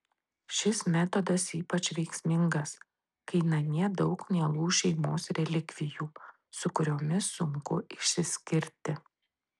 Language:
Lithuanian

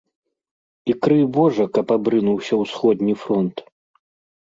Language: Belarusian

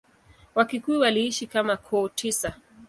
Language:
Swahili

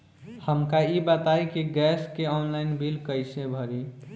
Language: Bhojpuri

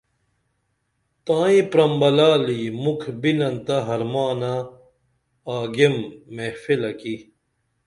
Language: Dameli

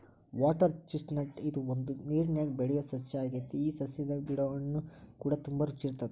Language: Kannada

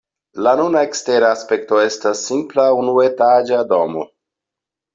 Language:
Esperanto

